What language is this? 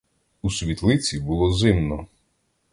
Ukrainian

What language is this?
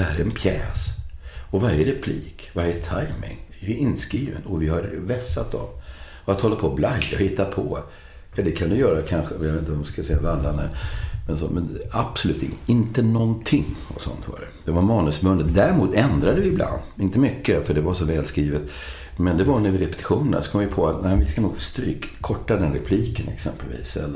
Swedish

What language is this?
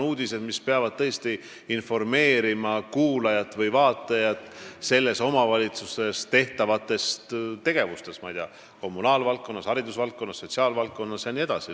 Estonian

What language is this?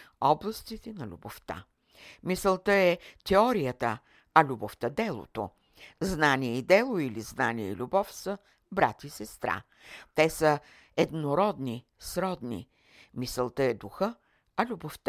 Bulgarian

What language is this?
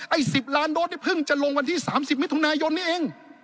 Thai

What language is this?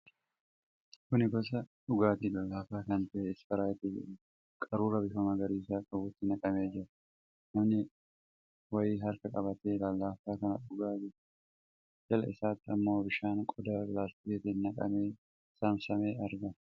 Oromo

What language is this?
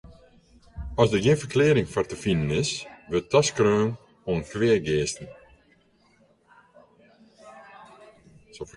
Western Frisian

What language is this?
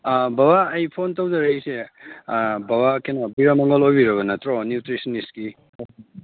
Manipuri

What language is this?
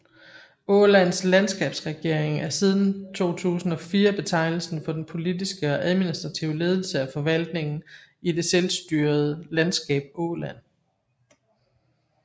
Danish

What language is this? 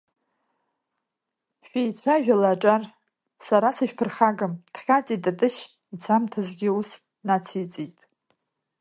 Abkhazian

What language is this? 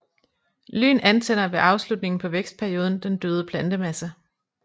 Danish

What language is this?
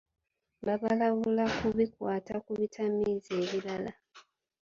Ganda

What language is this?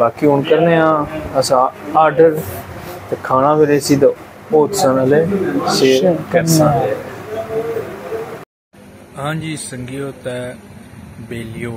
Punjabi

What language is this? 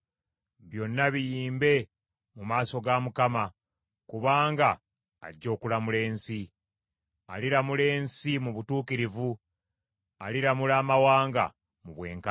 Ganda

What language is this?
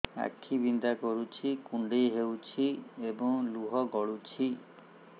Odia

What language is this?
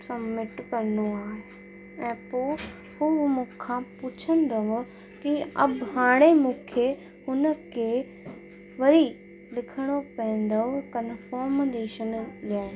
Sindhi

